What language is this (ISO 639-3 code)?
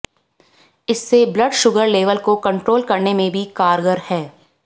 hin